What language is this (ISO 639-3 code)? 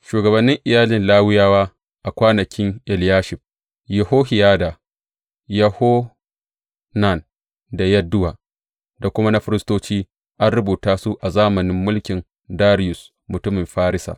hau